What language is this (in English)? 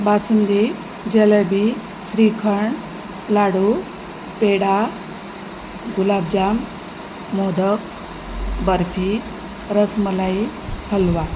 Marathi